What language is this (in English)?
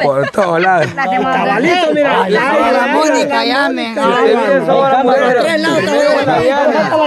Spanish